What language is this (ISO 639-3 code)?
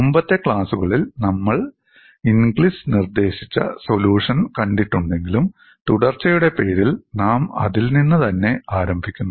mal